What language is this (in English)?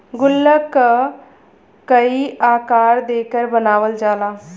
Bhojpuri